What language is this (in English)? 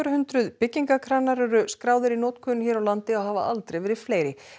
Icelandic